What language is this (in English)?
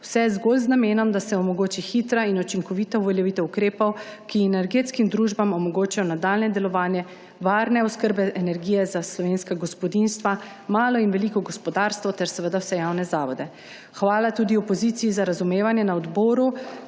Slovenian